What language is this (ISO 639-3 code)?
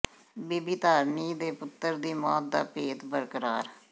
pan